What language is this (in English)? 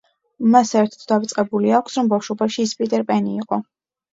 Georgian